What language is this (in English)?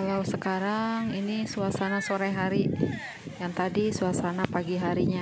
Indonesian